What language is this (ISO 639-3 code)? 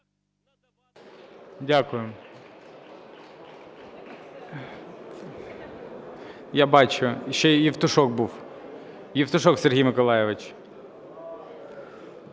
ukr